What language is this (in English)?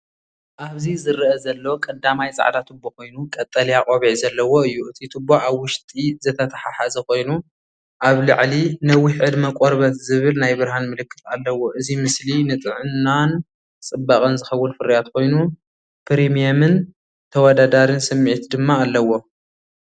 Tigrinya